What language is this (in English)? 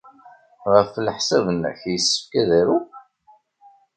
Kabyle